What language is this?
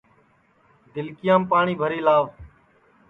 Sansi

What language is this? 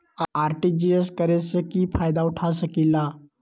Magahi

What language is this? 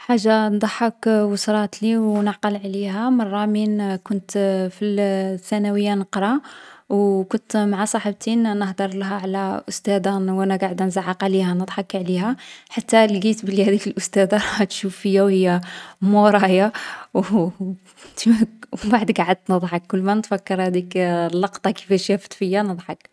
Algerian Arabic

